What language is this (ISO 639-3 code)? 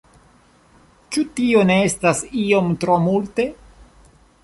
epo